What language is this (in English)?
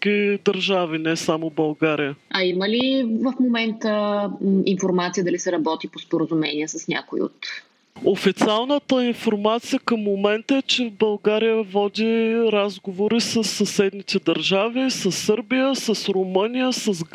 Bulgarian